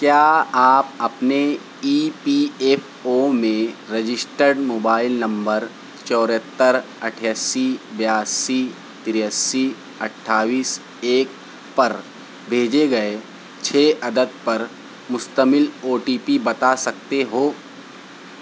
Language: Urdu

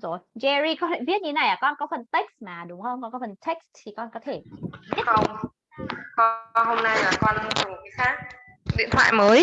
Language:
Vietnamese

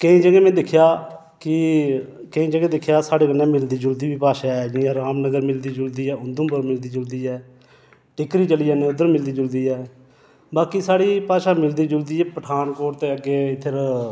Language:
Dogri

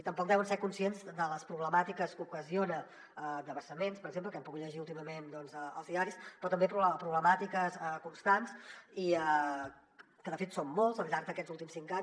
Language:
Catalan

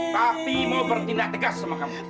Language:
Indonesian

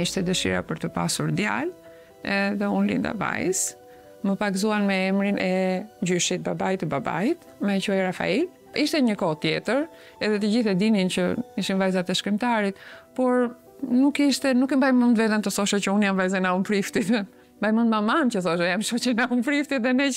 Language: Romanian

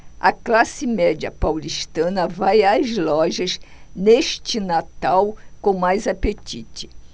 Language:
Portuguese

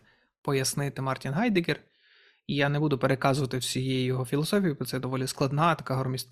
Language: Ukrainian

